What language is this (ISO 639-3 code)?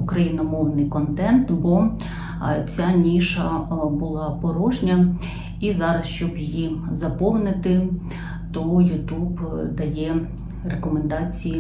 ukr